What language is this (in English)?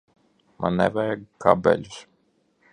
Latvian